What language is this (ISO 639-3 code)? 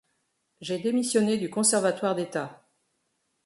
fra